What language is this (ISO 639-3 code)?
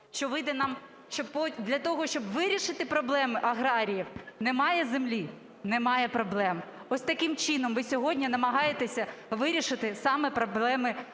ukr